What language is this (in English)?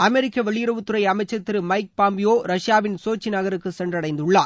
Tamil